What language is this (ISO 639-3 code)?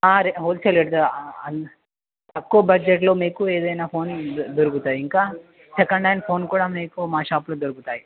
tel